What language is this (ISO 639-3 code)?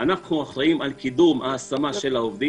heb